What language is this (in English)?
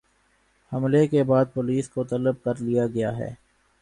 Urdu